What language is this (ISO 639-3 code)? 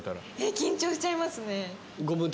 jpn